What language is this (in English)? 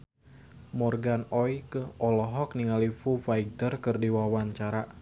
Sundanese